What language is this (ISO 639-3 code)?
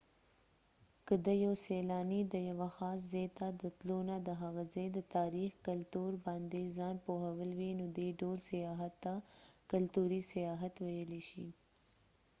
pus